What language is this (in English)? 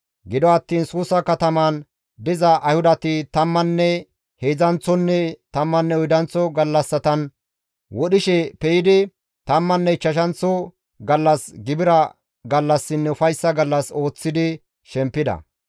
Gamo